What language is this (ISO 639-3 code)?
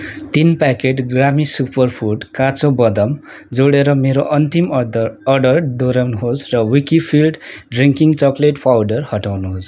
nep